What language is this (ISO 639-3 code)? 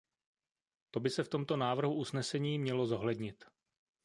ces